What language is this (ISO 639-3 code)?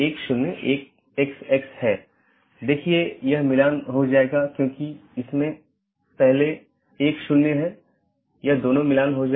hin